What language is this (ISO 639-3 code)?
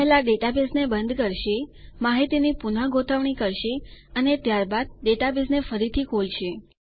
guj